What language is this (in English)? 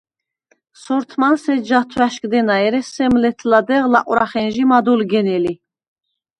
Svan